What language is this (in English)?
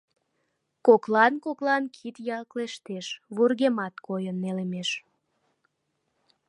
Mari